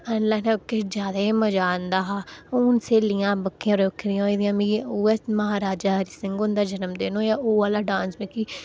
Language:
Dogri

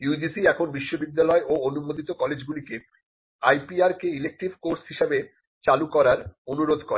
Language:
Bangla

